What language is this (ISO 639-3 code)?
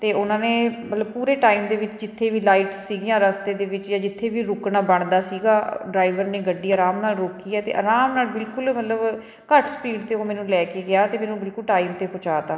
pan